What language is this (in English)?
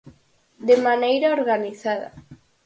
Galician